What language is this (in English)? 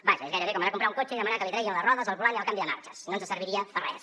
Catalan